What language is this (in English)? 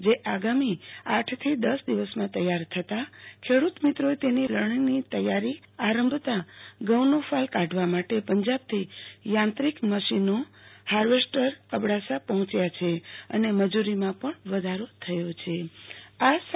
Gujarati